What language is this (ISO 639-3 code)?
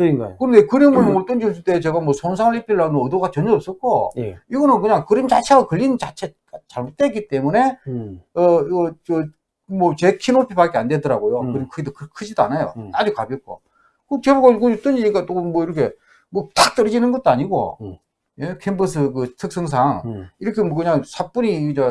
kor